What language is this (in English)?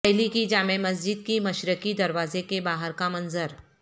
Urdu